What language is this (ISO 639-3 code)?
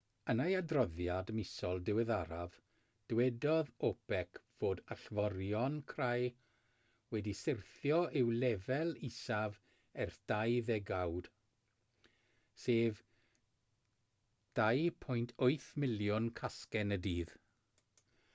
cym